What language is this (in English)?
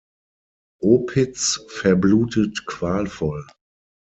German